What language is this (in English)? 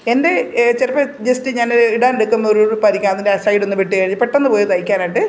Malayalam